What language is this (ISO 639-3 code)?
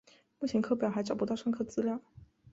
zho